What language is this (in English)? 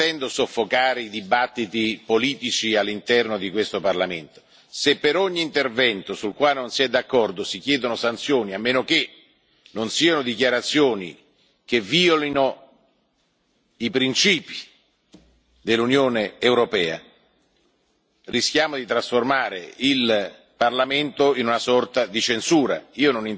Italian